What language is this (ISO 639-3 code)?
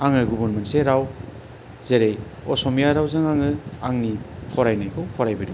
brx